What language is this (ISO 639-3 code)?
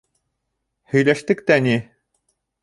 bak